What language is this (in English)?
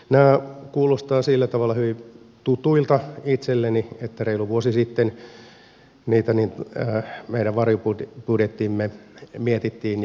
Finnish